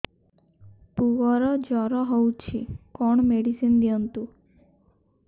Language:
Odia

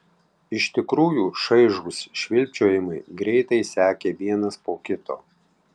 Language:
Lithuanian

